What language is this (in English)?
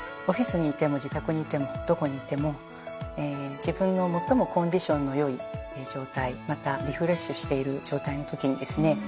Japanese